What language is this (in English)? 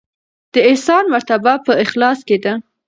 Pashto